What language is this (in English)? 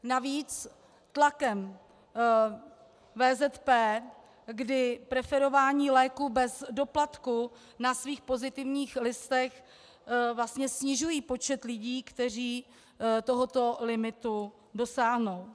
Czech